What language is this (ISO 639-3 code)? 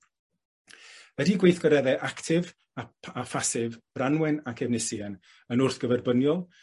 cym